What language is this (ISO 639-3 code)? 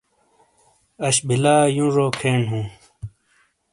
scl